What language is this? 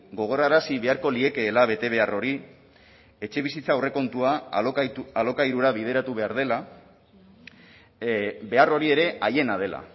Basque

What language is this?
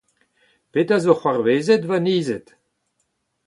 Breton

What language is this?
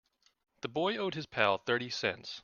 English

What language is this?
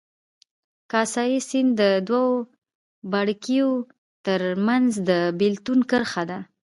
Pashto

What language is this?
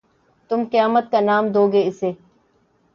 Urdu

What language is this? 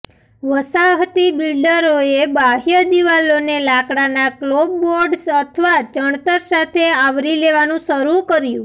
Gujarati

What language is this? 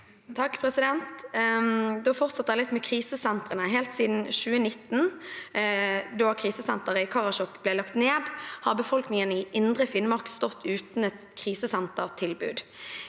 Norwegian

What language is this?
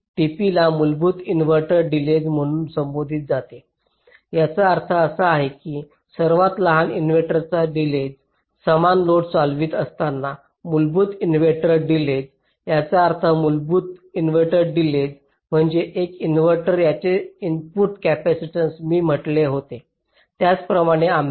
Marathi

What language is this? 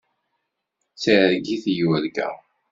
Kabyle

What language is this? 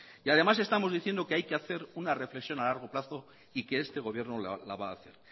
Spanish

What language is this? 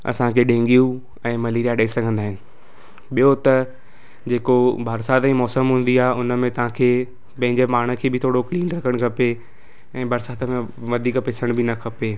Sindhi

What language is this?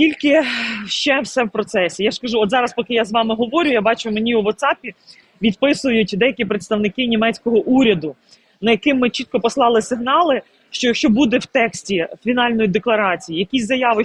Ukrainian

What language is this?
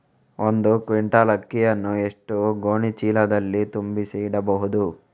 Kannada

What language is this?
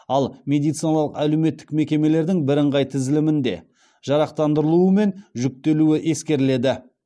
Kazakh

